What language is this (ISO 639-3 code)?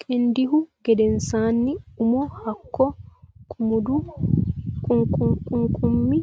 sid